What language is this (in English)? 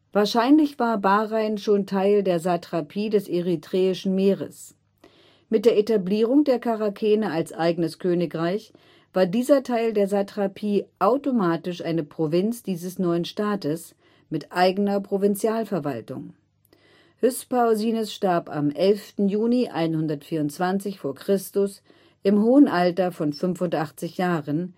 German